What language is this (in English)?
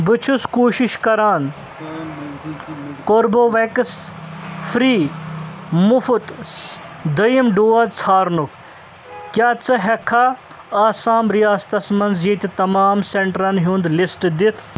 Kashmiri